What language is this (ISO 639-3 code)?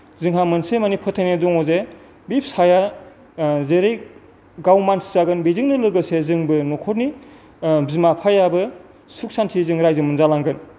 brx